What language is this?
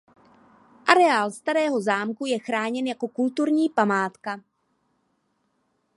Czech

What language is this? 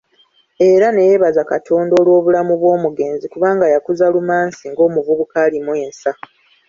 Ganda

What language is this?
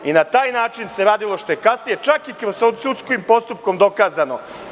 Serbian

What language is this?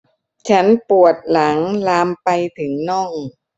Thai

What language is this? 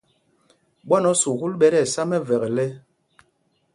Mpumpong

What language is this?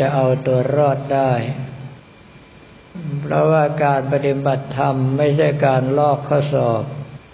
Thai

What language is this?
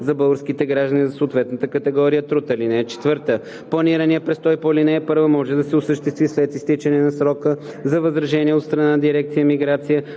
Bulgarian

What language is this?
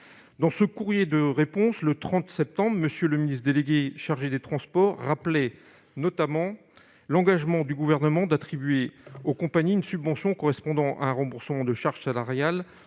French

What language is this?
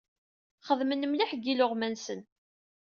Kabyle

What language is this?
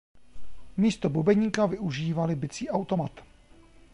Czech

